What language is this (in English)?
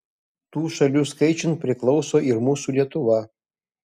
Lithuanian